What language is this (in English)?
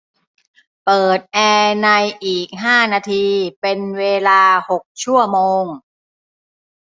Thai